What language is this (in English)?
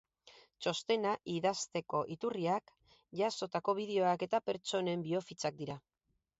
Basque